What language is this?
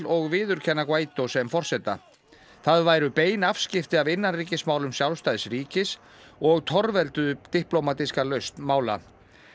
Icelandic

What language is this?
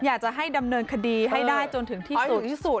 Thai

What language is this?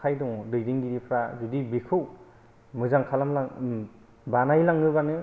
Bodo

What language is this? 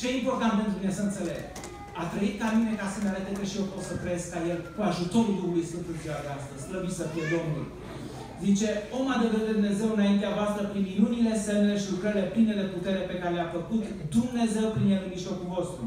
Romanian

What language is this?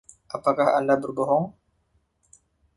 Indonesian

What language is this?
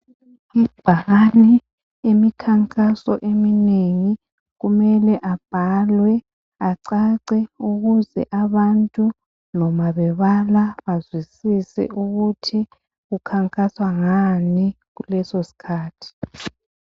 North Ndebele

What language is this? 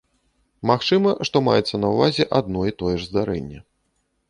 Belarusian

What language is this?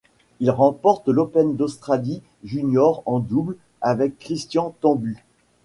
French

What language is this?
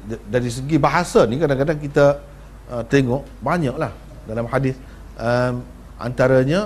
Malay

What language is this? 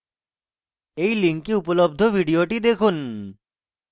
Bangla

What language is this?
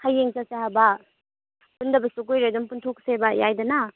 Manipuri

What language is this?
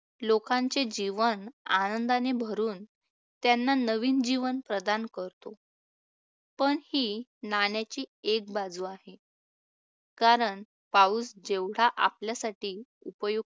Marathi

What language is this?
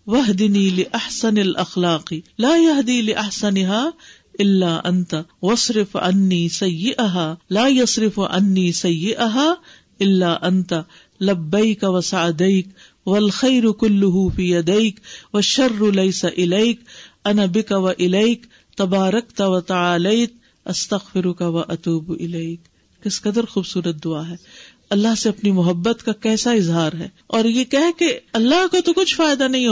Urdu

